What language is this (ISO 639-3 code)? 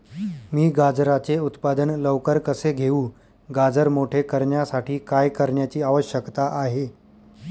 mar